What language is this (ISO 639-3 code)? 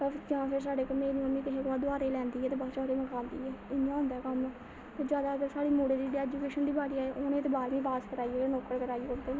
doi